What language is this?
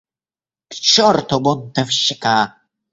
Russian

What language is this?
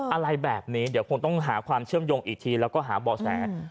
Thai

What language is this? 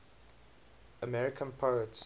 English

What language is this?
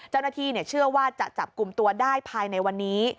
Thai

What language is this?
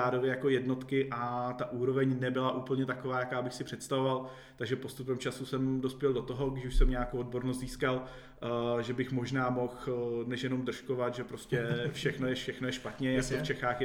Czech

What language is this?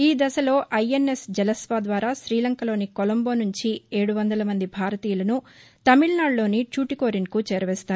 Telugu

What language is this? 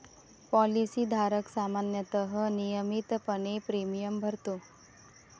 Marathi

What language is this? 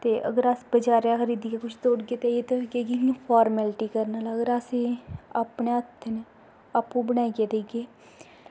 Dogri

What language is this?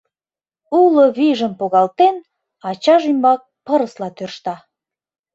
Mari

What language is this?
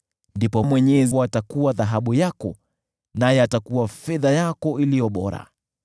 Swahili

